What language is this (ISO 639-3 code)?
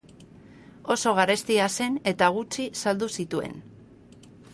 eus